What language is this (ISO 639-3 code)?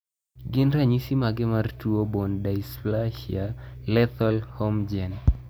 luo